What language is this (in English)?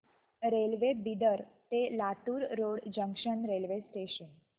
Marathi